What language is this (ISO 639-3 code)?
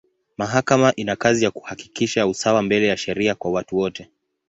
swa